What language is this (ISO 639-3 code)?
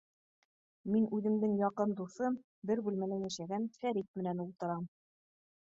bak